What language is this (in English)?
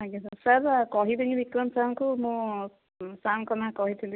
Odia